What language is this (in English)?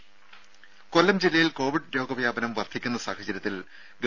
Malayalam